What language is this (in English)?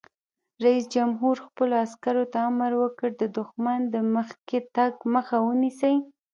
Pashto